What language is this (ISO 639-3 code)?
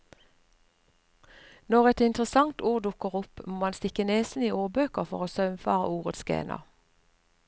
nor